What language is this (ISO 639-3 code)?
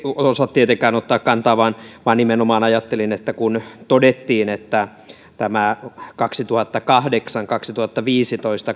fin